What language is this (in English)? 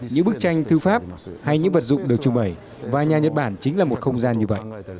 Vietnamese